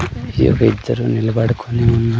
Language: Telugu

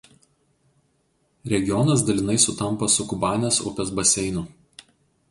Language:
Lithuanian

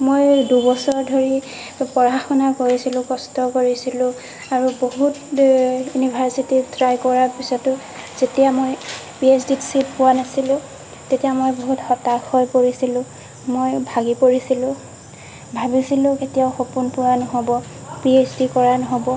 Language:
Assamese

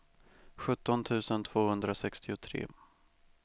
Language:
Swedish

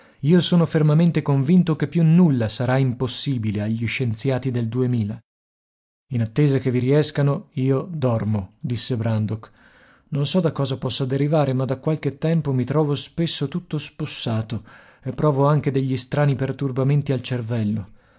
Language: Italian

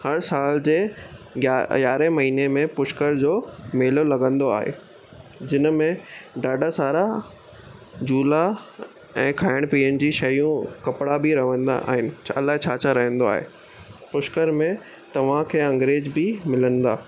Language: Sindhi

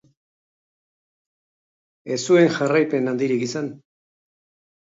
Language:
Basque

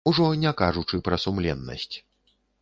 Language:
Belarusian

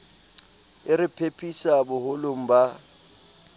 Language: Southern Sotho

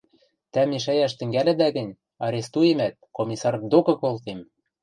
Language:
Western Mari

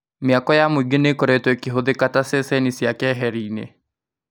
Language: Kikuyu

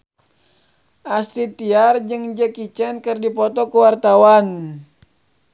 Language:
Sundanese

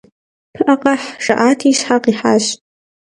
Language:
Kabardian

